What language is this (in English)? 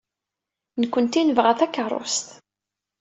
Kabyle